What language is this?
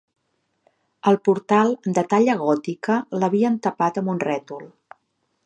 Catalan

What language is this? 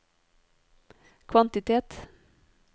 Norwegian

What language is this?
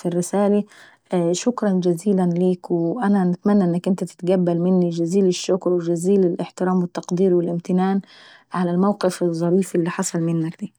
Saidi Arabic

